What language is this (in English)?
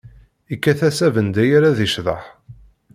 Kabyle